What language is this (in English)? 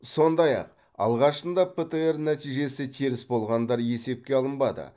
Kazakh